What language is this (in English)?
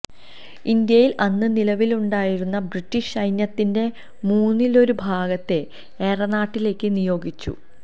Malayalam